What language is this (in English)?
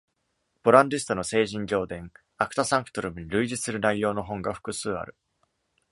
Japanese